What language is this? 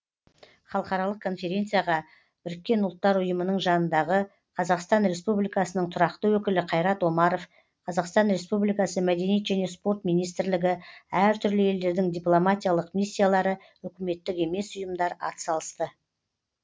Kazakh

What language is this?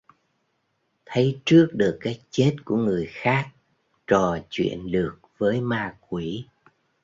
Vietnamese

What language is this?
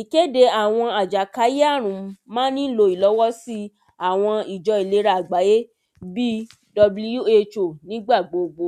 Yoruba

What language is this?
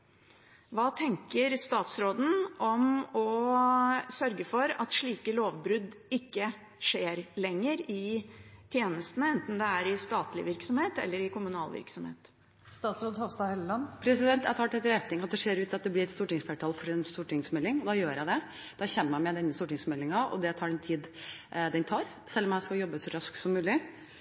Norwegian Bokmål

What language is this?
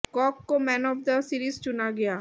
Hindi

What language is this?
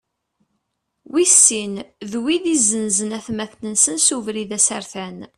Kabyle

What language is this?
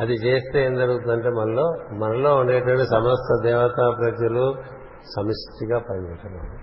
Telugu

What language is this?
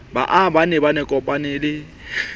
Southern Sotho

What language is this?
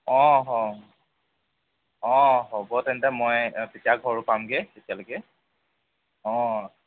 Assamese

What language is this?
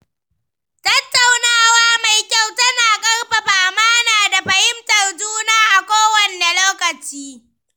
Hausa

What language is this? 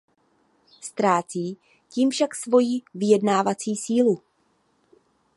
Czech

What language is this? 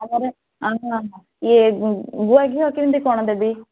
Odia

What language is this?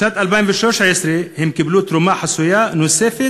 Hebrew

